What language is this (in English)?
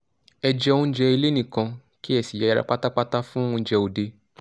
Yoruba